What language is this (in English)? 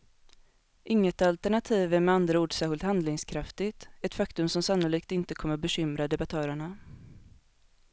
Swedish